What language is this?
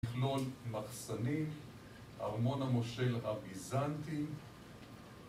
Hebrew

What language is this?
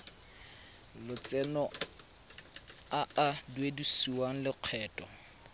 Tswana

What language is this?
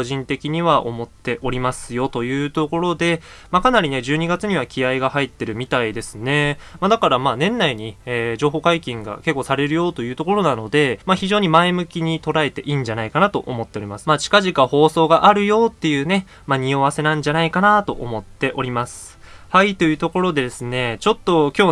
Japanese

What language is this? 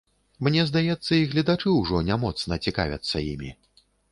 Belarusian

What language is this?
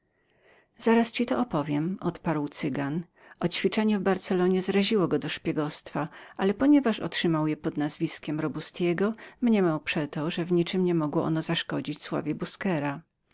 Polish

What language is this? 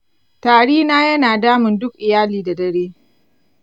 Hausa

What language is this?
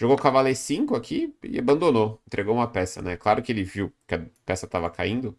Portuguese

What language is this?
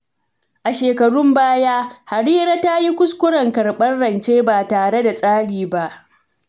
Hausa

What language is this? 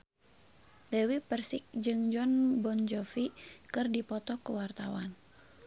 Sundanese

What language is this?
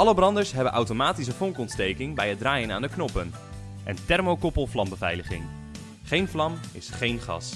Dutch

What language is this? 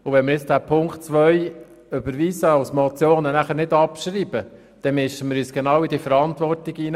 Swiss German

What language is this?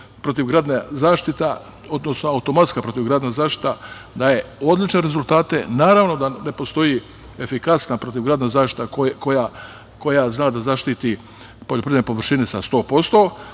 Serbian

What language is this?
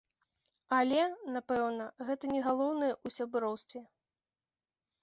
Belarusian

